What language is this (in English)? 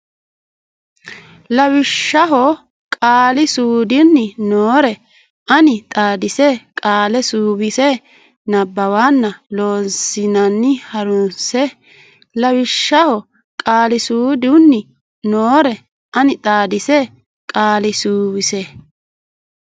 Sidamo